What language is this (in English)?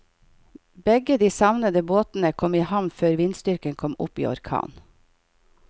Norwegian